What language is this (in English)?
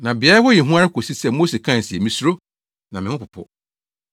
Akan